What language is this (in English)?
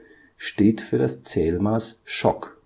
German